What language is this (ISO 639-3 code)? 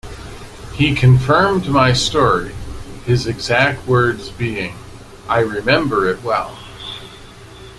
eng